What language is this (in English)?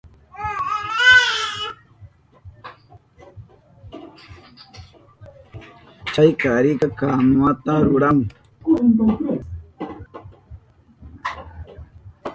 Southern Pastaza Quechua